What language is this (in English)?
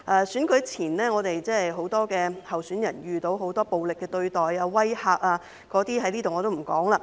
Cantonese